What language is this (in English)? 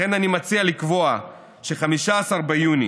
Hebrew